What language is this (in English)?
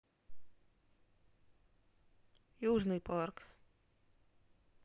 Russian